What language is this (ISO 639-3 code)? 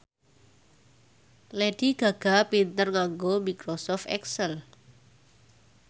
jav